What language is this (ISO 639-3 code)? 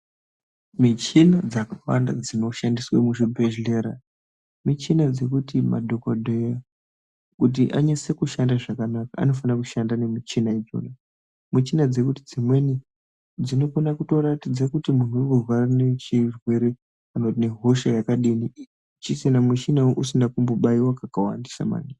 ndc